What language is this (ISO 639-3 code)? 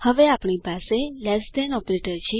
guj